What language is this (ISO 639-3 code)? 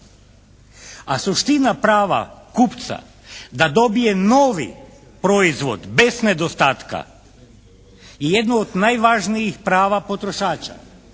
hrv